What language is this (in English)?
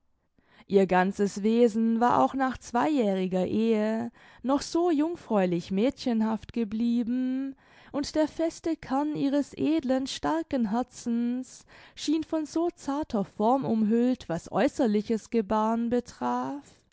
German